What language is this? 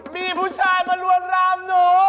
Thai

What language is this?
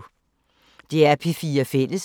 Danish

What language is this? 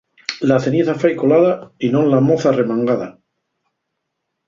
Asturian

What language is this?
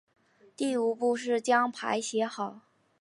Chinese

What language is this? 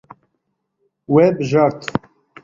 Kurdish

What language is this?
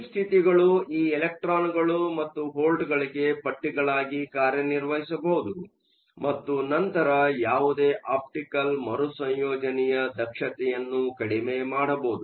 Kannada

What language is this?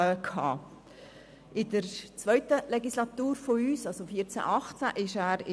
Swiss German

